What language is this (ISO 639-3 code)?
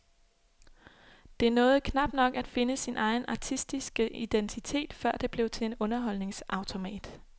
dan